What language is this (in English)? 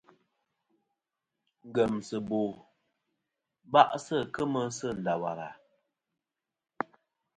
Kom